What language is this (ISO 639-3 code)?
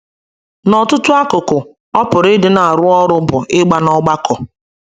ibo